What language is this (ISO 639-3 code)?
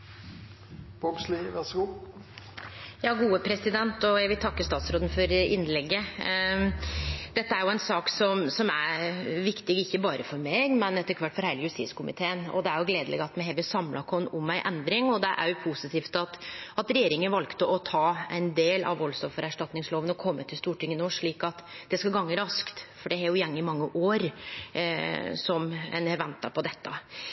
nno